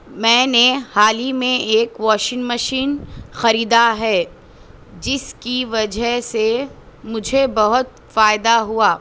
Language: Urdu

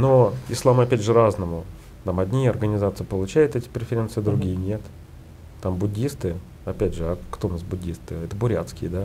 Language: Russian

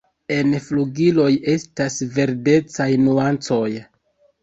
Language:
Esperanto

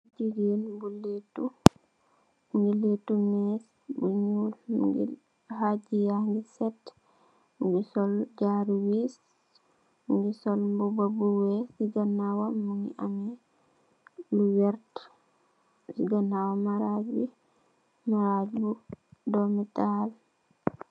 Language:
Wolof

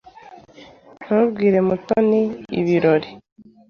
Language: Kinyarwanda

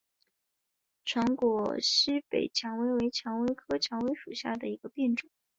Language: Chinese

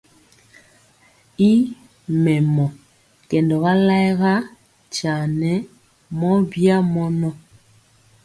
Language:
Mpiemo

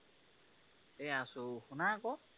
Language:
Assamese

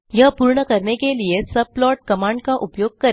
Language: Hindi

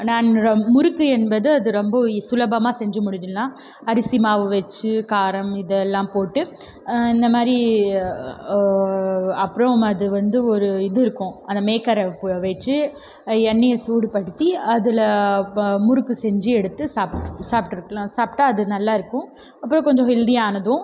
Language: Tamil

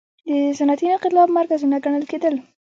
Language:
Pashto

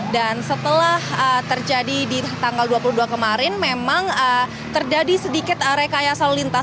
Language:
Indonesian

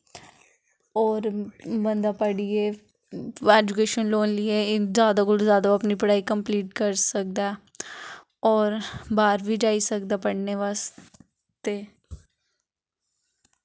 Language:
Dogri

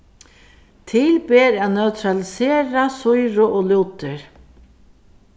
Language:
Faroese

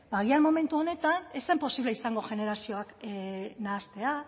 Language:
Basque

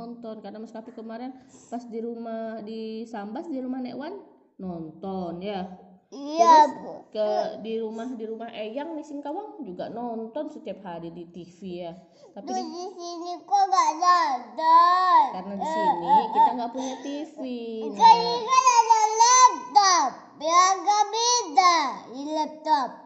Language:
Indonesian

